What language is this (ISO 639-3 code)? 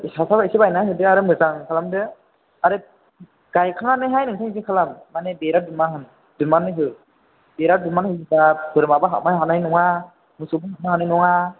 brx